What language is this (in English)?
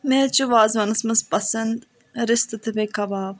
Kashmiri